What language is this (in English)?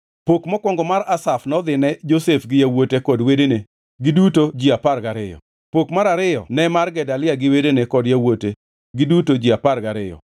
Luo (Kenya and Tanzania)